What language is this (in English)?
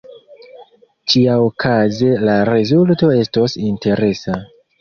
Esperanto